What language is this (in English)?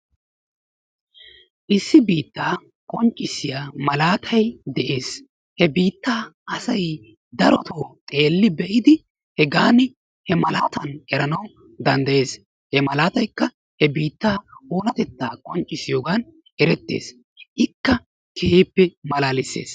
Wolaytta